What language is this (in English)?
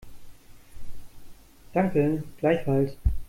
German